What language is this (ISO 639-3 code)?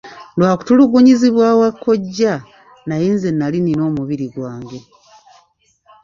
lug